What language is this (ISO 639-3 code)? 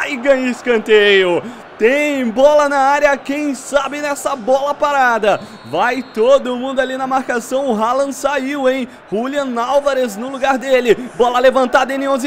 por